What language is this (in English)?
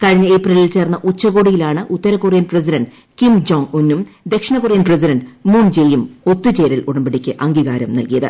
Malayalam